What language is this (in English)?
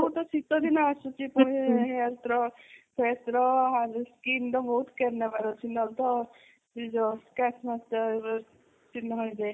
Odia